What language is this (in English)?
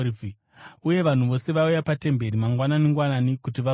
Shona